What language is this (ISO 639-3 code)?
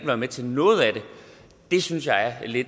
dan